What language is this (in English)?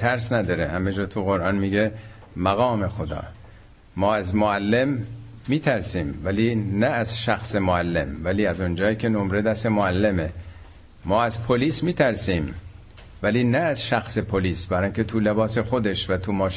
Persian